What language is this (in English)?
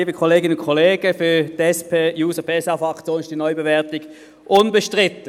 Swiss German